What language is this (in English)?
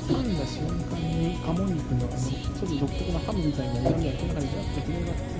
Japanese